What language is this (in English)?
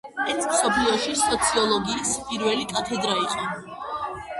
Georgian